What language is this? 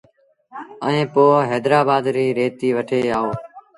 Sindhi Bhil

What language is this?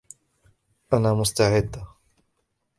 Arabic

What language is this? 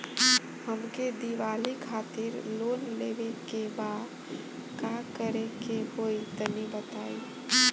Bhojpuri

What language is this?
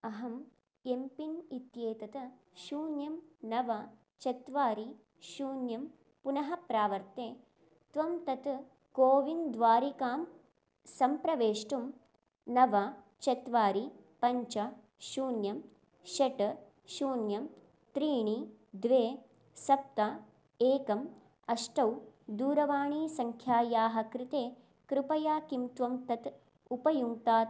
Sanskrit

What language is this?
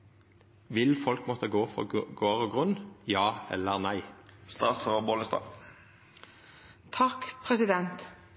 Norwegian Nynorsk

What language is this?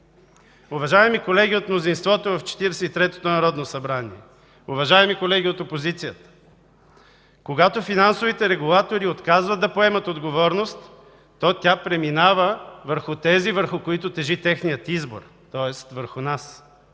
Bulgarian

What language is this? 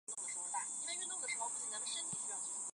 Chinese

